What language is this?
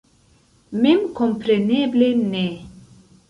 Esperanto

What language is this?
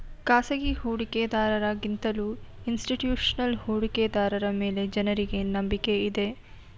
Kannada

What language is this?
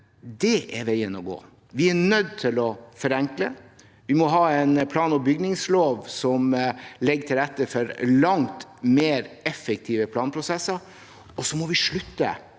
Norwegian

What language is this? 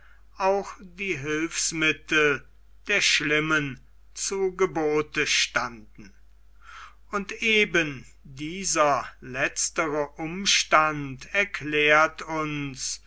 German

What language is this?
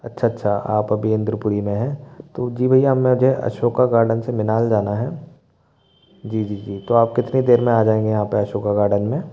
Hindi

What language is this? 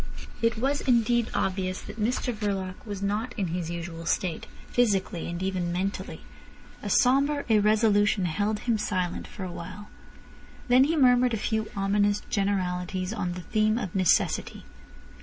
English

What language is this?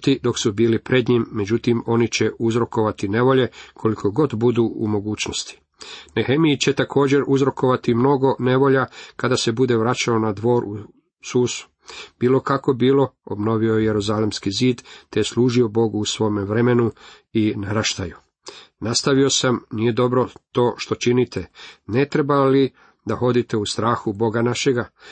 Croatian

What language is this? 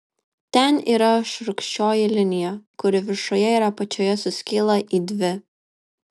Lithuanian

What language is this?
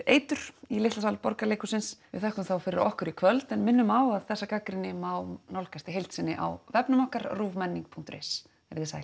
Icelandic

